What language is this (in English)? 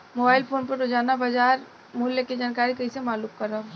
Bhojpuri